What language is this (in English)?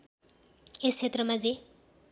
Nepali